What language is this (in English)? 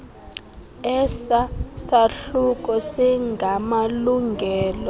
Xhosa